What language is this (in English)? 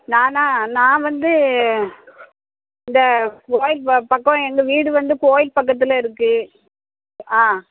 Tamil